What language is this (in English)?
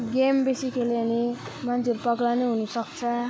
Nepali